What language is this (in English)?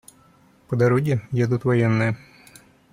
Russian